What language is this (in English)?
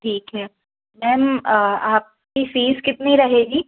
Hindi